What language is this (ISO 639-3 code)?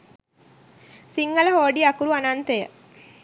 sin